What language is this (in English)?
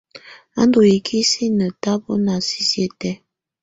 Tunen